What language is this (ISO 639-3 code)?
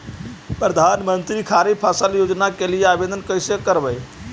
mag